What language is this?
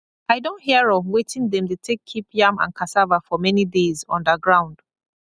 Nigerian Pidgin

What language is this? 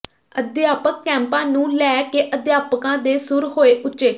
Punjabi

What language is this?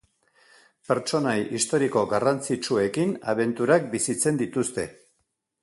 Basque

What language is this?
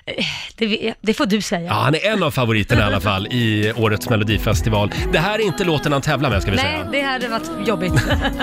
Swedish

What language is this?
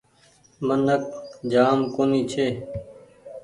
Goaria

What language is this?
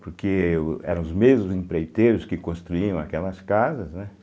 Portuguese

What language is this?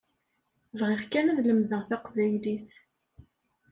Kabyle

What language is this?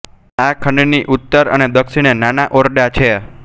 Gujarati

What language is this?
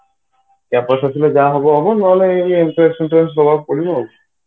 Odia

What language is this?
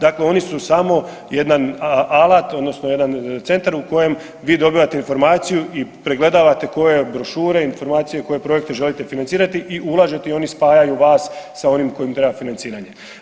Croatian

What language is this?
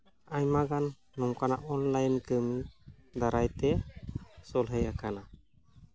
Santali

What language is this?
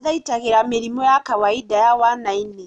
Kikuyu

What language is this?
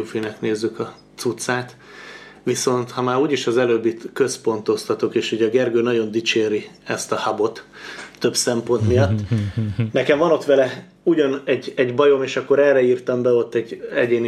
Hungarian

